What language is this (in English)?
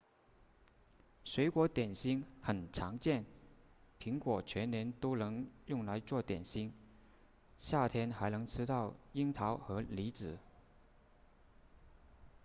Chinese